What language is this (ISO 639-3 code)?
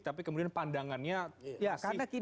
ind